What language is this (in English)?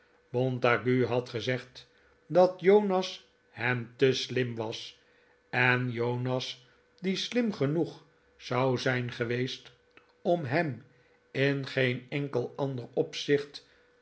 Dutch